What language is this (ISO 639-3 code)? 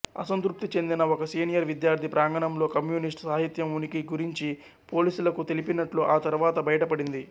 tel